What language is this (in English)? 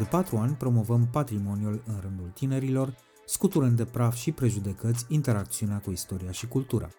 Romanian